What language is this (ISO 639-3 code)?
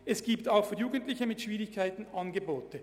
gsw